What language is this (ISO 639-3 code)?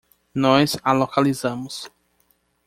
por